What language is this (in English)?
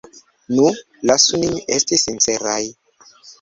Esperanto